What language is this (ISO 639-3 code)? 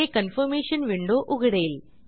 mar